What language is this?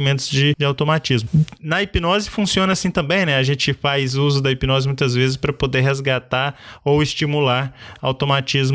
Portuguese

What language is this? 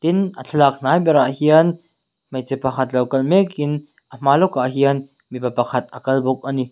Mizo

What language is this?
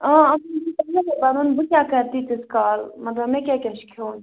Kashmiri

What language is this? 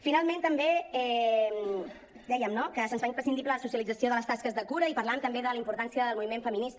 Catalan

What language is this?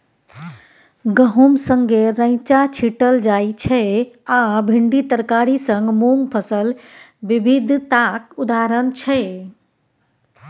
Maithili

